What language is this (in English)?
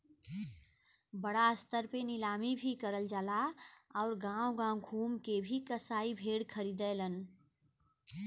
Bhojpuri